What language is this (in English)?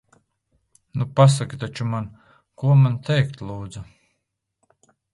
Latvian